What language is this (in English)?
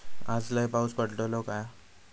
Marathi